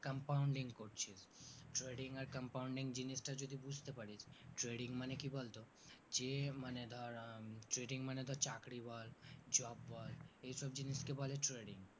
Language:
Bangla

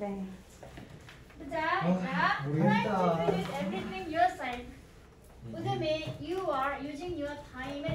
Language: Korean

